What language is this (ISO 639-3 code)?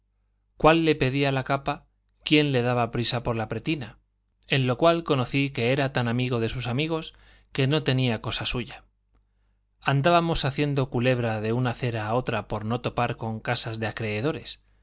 spa